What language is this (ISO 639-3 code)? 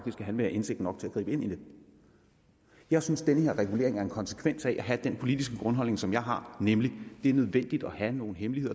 dan